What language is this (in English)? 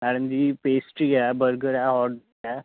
Dogri